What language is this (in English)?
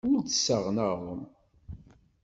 Kabyle